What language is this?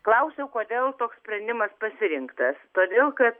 Lithuanian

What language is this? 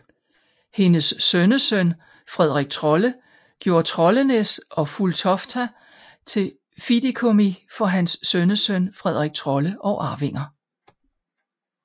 Danish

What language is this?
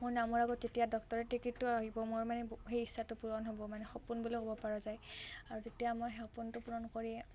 Assamese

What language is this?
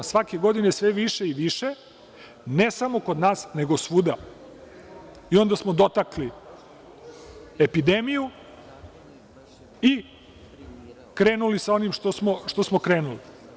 Serbian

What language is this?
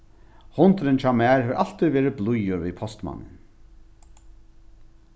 Faroese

